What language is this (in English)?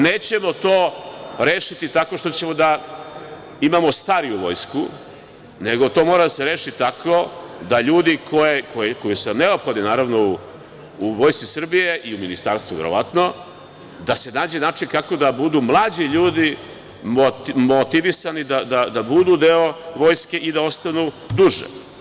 Serbian